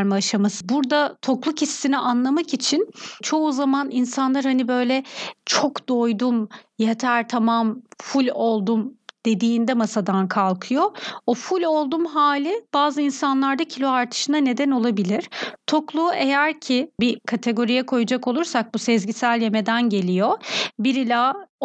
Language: Turkish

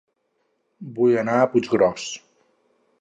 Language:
Catalan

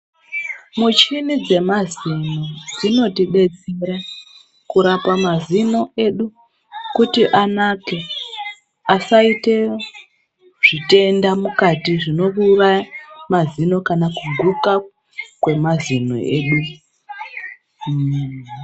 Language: Ndau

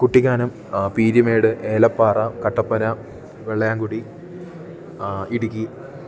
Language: Malayalam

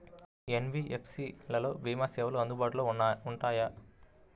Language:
Telugu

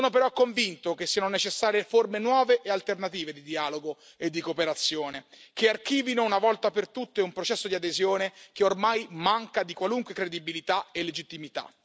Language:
Italian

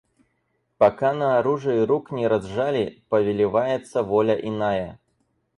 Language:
Russian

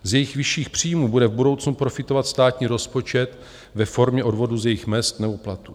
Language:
Czech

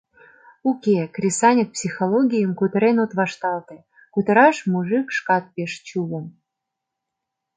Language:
Mari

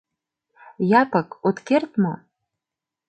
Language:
Mari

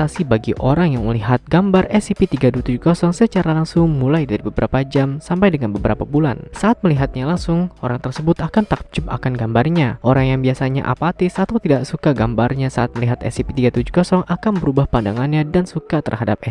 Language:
Indonesian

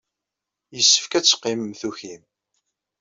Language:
Kabyle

